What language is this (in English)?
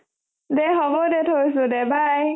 Assamese